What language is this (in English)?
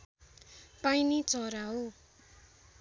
Nepali